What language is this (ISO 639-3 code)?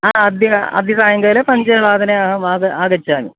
san